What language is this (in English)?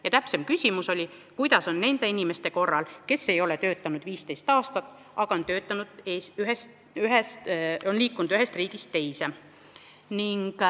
Estonian